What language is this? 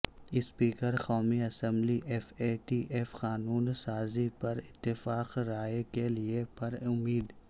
Urdu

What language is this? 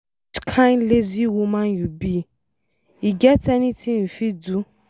Nigerian Pidgin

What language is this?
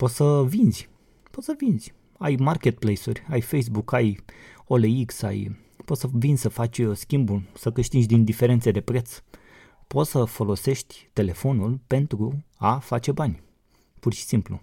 Romanian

